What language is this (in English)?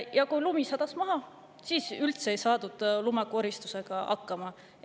Estonian